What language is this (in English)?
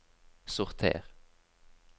Norwegian